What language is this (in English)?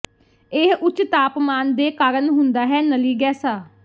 Punjabi